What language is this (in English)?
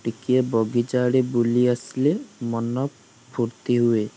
Odia